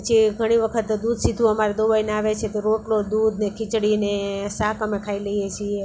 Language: Gujarati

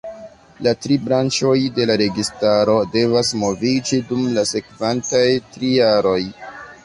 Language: Esperanto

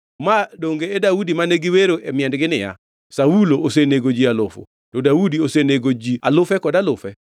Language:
Luo (Kenya and Tanzania)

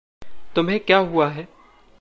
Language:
Hindi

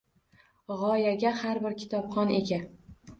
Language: Uzbek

